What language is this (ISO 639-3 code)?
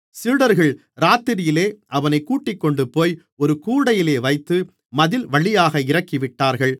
tam